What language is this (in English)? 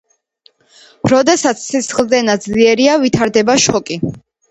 Georgian